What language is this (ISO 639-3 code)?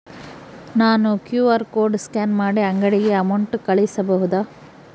kan